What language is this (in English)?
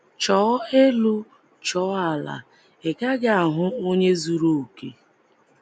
Igbo